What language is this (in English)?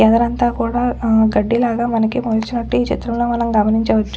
Telugu